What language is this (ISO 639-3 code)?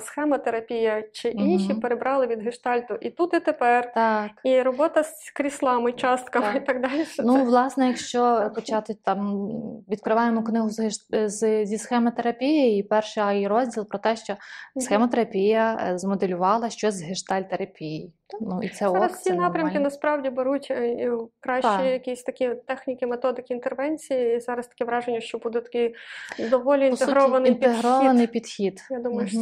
ukr